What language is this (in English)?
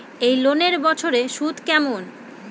Bangla